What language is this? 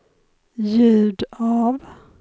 Swedish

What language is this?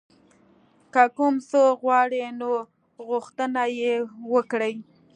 Pashto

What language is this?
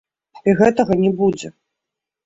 Belarusian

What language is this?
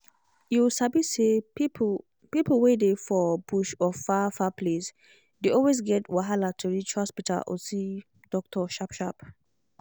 Nigerian Pidgin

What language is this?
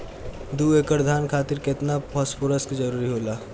Bhojpuri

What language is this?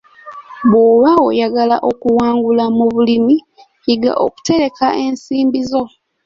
Ganda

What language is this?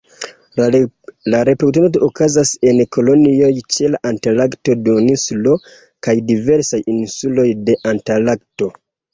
Esperanto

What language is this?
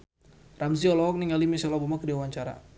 Sundanese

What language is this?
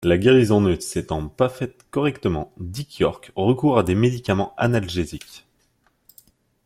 French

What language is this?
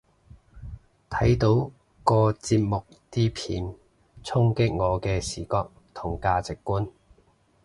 Cantonese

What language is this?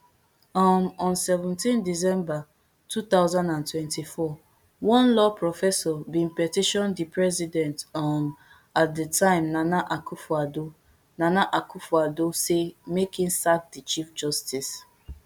Nigerian Pidgin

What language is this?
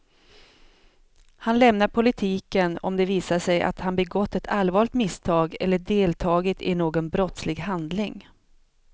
Swedish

